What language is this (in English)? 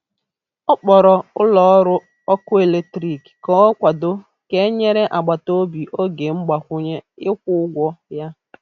Igbo